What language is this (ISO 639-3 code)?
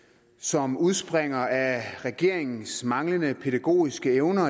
dan